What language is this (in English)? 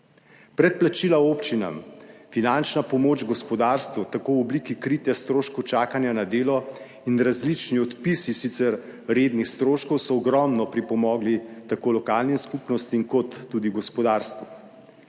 Slovenian